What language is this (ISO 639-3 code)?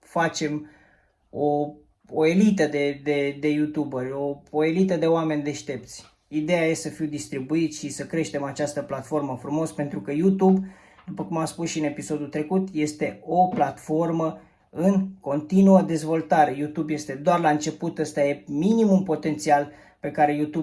ron